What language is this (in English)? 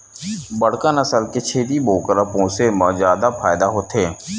Chhattisgarhi